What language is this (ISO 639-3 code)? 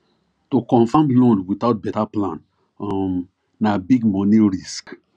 pcm